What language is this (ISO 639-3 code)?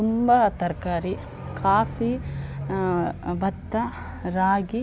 kan